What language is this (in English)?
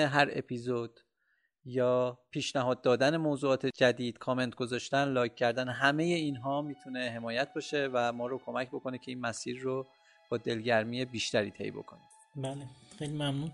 Persian